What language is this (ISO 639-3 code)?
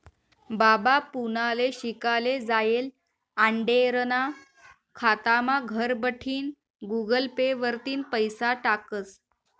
mar